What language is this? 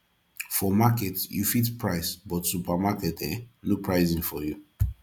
Nigerian Pidgin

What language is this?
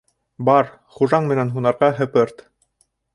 Bashkir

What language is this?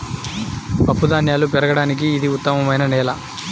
Telugu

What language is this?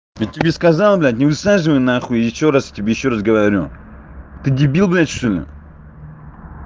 Russian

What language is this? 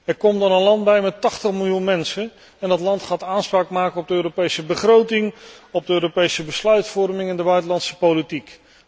Dutch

